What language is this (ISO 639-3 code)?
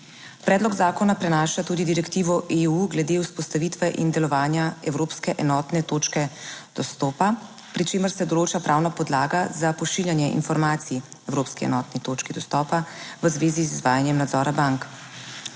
slv